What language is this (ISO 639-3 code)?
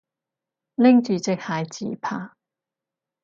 yue